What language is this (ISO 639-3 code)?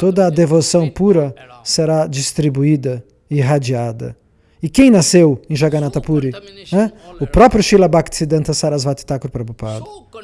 por